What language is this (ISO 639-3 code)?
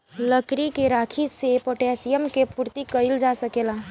bho